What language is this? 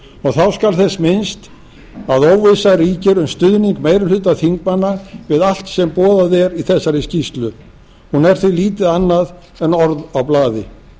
Icelandic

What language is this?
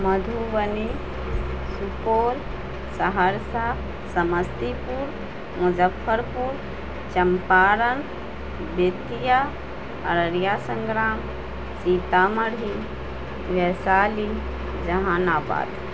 Urdu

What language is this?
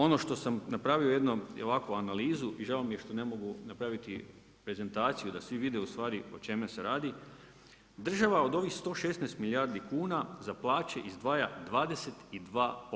Croatian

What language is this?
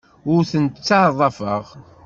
Kabyle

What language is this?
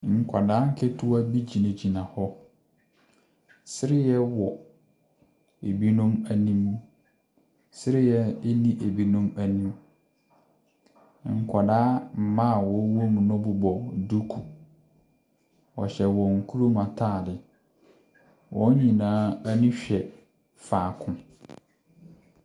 Akan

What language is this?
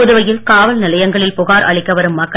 Tamil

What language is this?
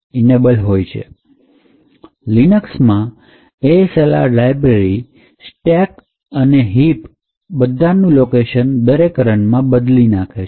Gujarati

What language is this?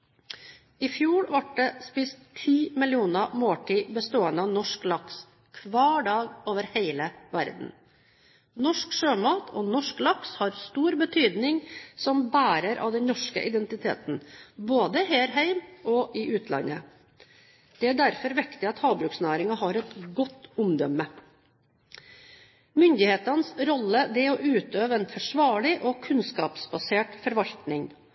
Norwegian Bokmål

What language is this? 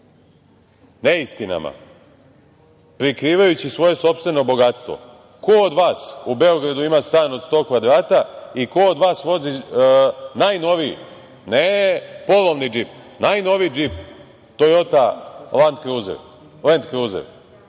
Serbian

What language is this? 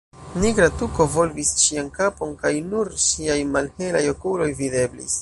Esperanto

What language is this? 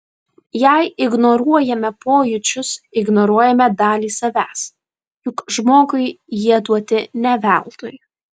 Lithuanian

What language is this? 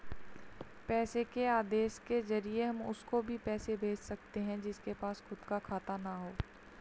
Hindi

